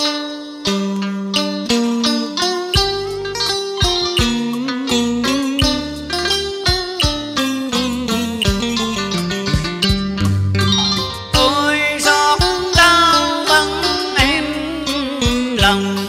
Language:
Vietnamese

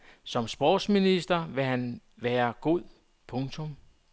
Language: Danish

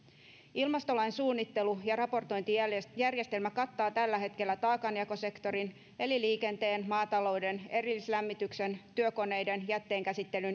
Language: Finnish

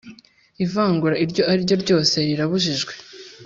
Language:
Kinyarwanda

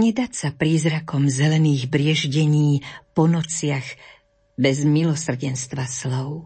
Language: Slovak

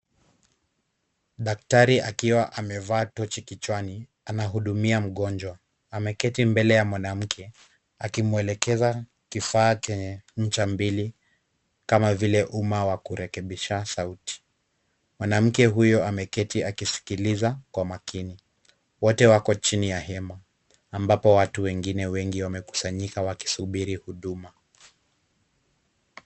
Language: Swahili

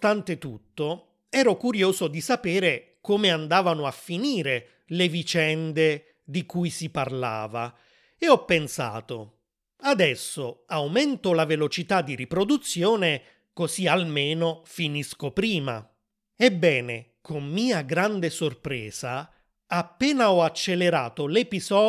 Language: Italian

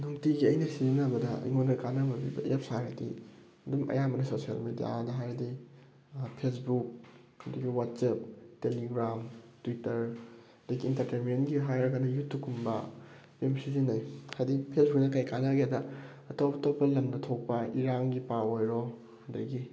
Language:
Manipuri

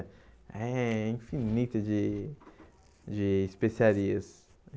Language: Portuguese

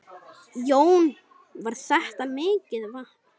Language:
Icelandic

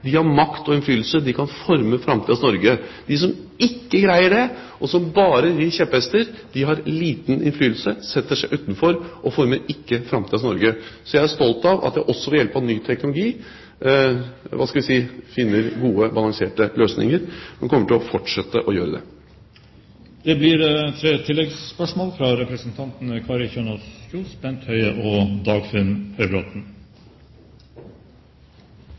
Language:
Norwegian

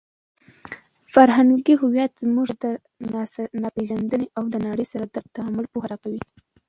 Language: Pashto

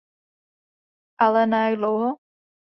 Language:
Czech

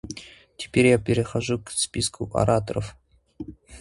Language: Russian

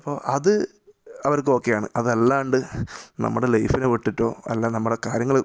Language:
Malayalam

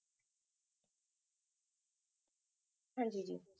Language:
Punjabi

